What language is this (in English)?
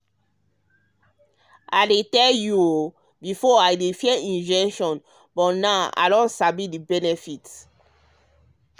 Nigerian Pidgin